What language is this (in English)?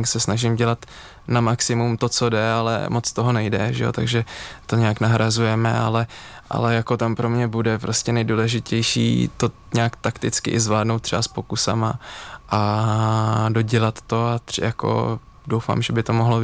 Czech